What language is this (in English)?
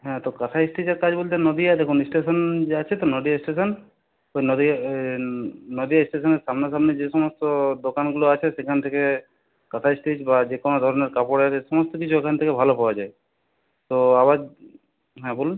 Bangla